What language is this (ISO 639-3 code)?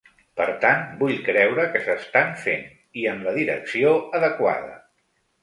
cat